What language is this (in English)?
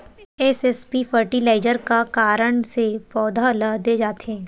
Chhattisgarhi